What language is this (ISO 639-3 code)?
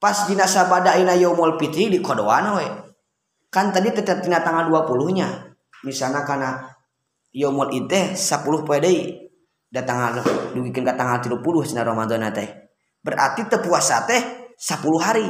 ind